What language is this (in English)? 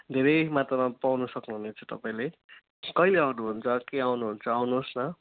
Nepali